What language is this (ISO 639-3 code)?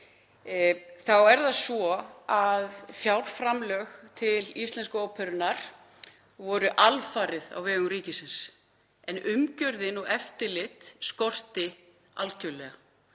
isl